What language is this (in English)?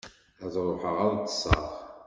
Kabyle